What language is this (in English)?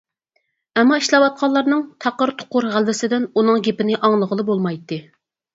Uyghur